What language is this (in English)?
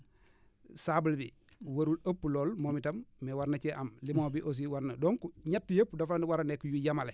Wolof